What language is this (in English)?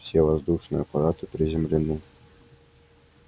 Russian